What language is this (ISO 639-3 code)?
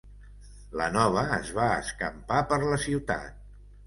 cat